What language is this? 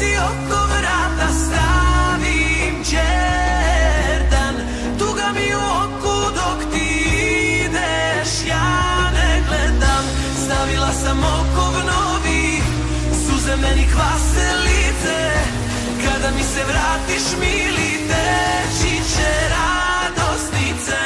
Romanian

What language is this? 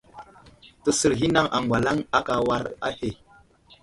Wuzlam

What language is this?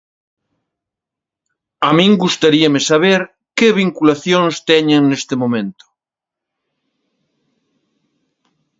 Galician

